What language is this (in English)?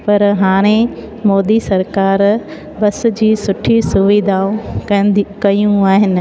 Sindhi